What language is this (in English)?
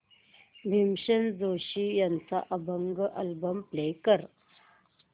Marathi